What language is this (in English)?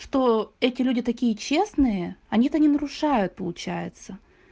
Russian